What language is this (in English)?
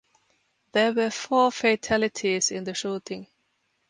English